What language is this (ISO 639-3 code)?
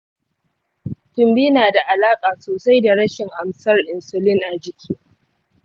hau